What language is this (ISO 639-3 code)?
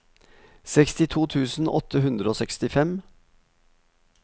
nor